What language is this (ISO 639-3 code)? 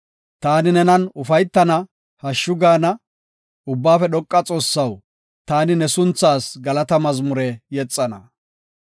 gof